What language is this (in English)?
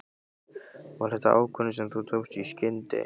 Icelandic